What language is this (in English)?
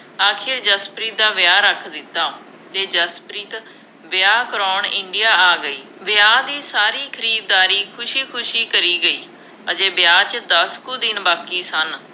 Punjabi